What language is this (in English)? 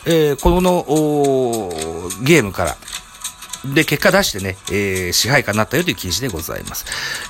Japanese